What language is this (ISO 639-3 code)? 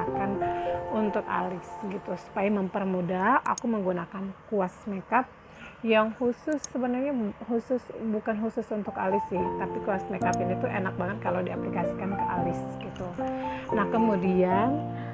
ind